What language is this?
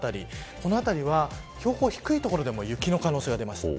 Japanese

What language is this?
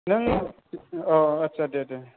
Bodo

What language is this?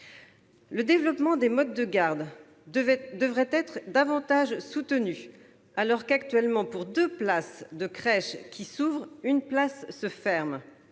French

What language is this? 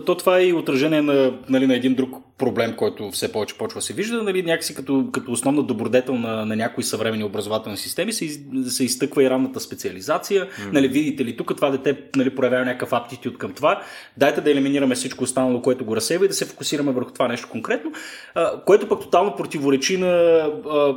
Bulgarian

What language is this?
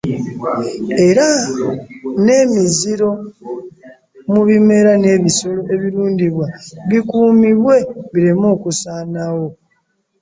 Ganda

